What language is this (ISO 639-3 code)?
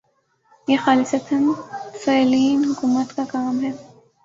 urd